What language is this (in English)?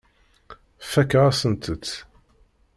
Kabyle